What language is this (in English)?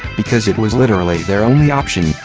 English